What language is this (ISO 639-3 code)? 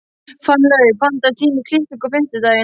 isl